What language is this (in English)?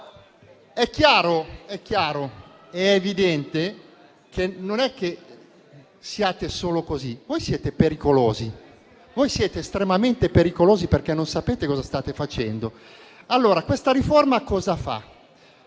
Italian